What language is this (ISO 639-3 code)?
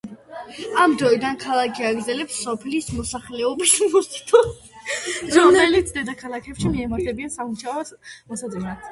kat